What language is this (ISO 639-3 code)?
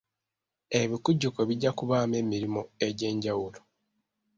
lug